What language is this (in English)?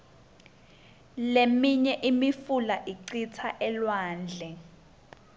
Swati